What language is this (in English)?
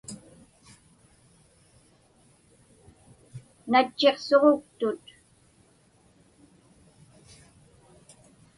Inupiaq